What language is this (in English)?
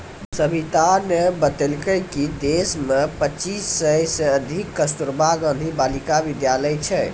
Maithili